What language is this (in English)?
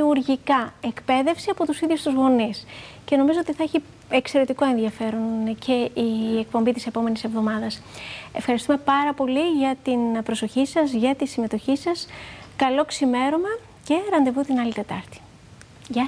Greek